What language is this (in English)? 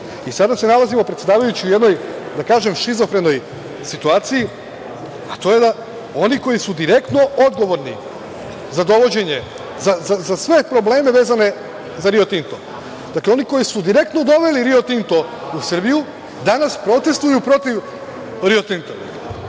Serbian